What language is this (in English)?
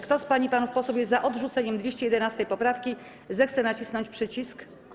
Polish